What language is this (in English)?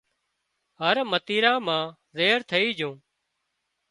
Wadiyara Koli